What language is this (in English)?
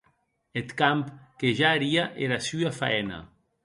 Occitan